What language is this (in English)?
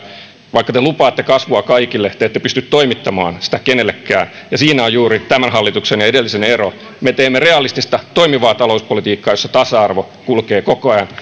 Finnish